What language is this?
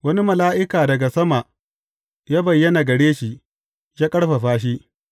Hausa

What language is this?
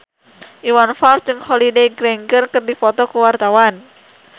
Sundanese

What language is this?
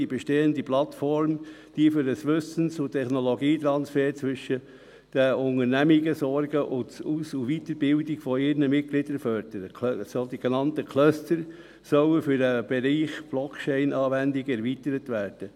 Swiss German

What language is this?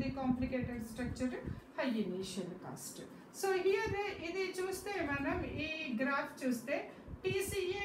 Romanian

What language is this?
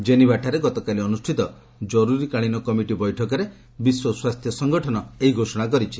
Odia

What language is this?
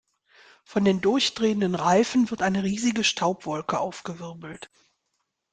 German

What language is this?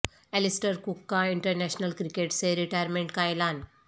Urdu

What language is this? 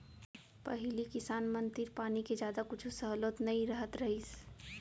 Chhattisgarhi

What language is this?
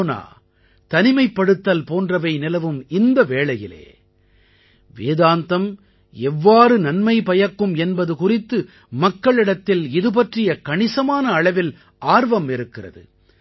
Tamil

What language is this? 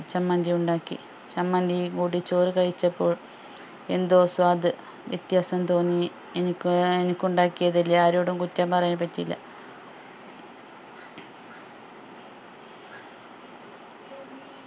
Malayalam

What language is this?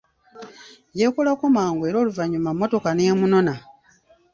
Ganda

